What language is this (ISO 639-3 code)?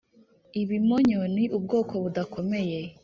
kin